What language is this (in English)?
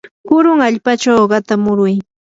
Yanahuanca Pasco Quechua